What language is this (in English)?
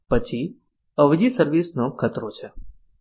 Gujarati